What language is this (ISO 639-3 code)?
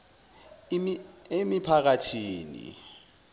zul